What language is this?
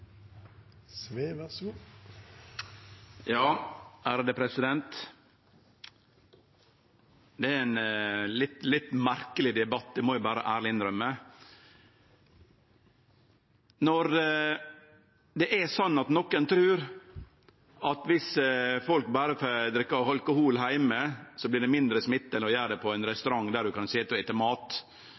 Norwegian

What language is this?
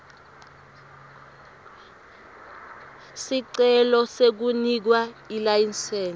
Swati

